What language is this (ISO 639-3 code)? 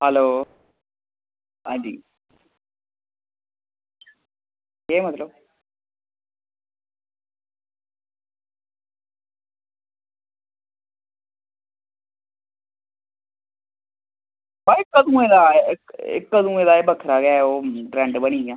doi